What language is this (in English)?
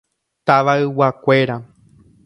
Guarani